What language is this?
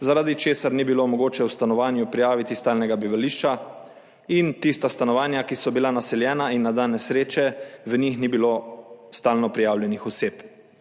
Slovenian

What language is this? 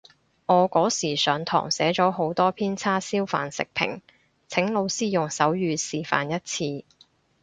Cantonese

